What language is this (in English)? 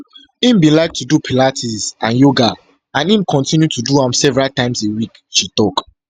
Nigerian Pidgin